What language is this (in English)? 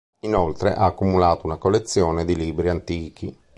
Italian